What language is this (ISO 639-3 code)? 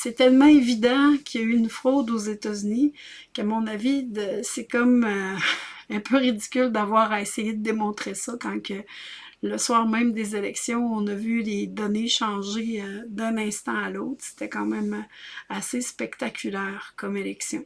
fra